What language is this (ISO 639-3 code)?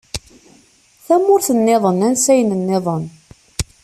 kab